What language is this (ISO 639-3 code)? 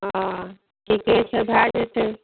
mai